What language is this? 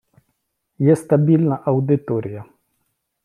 Ukrainian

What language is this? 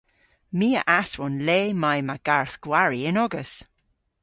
Cornish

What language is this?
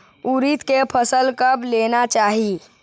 Chhattisgarhi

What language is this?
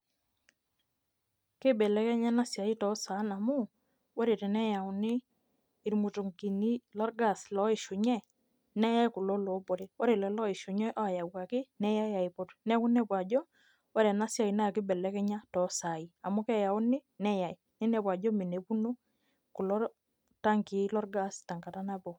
Masai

